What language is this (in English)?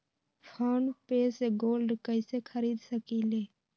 Magahi